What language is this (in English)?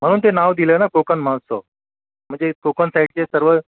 Marathi